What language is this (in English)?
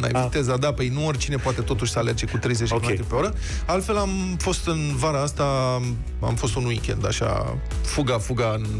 Romanian